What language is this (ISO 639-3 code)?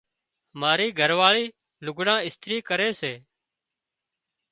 kxp